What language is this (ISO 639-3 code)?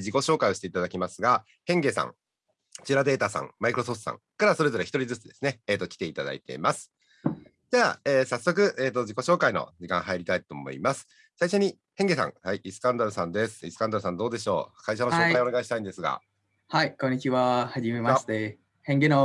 jpn